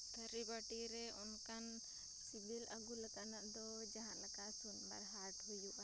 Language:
Santali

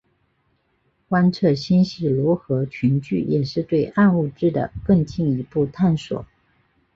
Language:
Chinese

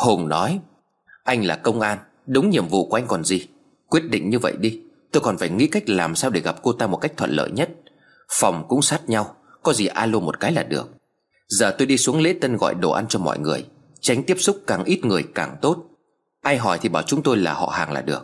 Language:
Vietnamese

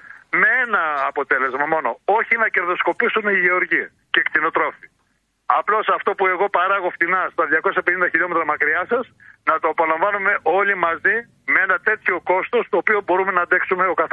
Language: Greek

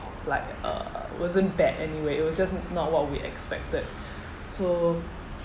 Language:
English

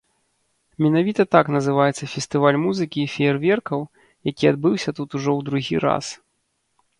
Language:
Belarusian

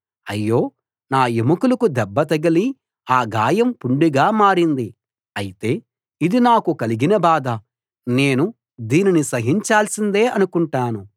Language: Telugu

